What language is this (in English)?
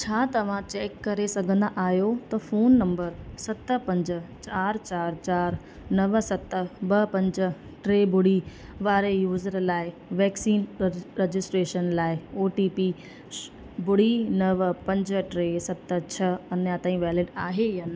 Sindhi